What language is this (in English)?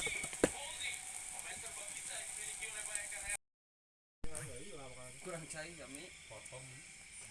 Indonesian